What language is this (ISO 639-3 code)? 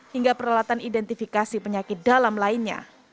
ind